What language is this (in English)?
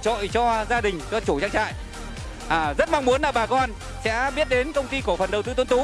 Vietnamese